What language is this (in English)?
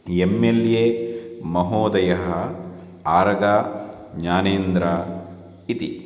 Sanskrit